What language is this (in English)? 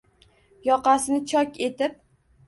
Uzbek